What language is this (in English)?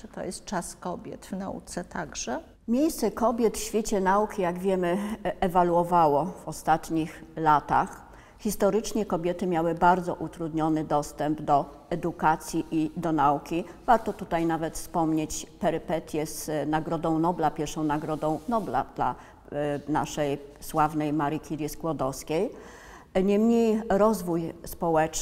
Polish